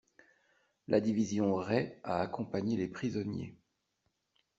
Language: French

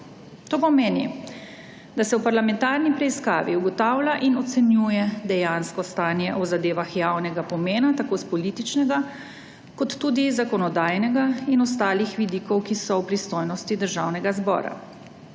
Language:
Slovenian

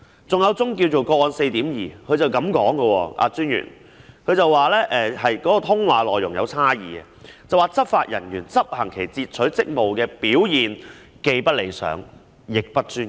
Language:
Cantonese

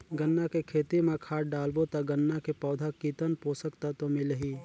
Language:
Chhattisgarhi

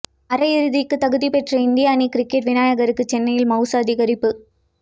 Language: Tamil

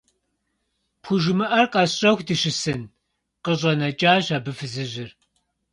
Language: Kabardian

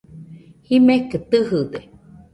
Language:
Nüpode Huitoto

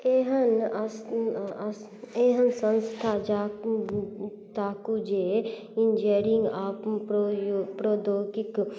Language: Maithili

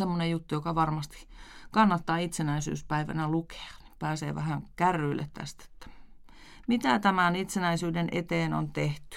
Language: Finnish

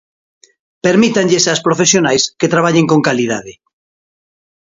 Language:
Galician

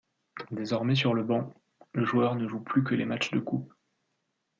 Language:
French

